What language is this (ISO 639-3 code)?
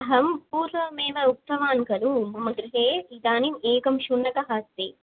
san